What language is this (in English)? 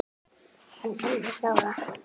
Icelandic